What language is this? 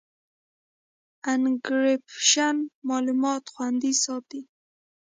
Pashto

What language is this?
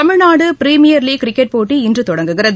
Tamil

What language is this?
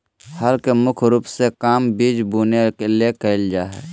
Magahi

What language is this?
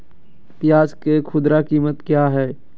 Magahi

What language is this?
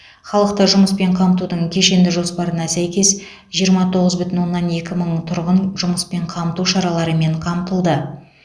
Kazakh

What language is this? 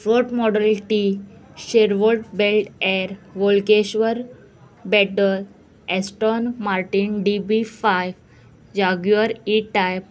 Konkani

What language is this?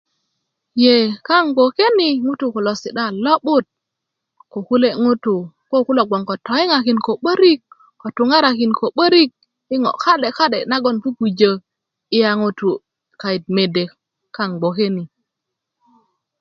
Kuku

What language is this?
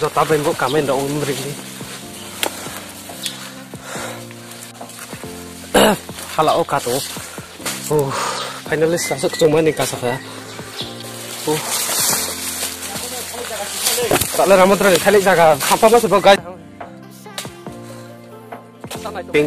Indonesian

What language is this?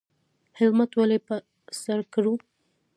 Pashto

